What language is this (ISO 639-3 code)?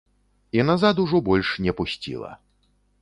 bel